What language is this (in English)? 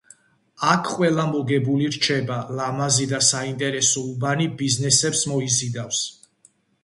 Georgian